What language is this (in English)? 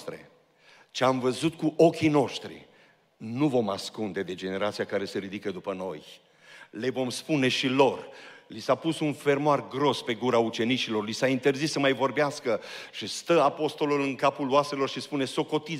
Romanian